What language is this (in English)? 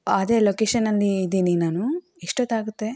Kannada